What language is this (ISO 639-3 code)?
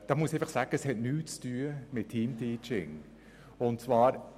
gsw